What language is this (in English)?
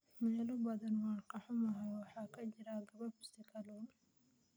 Somali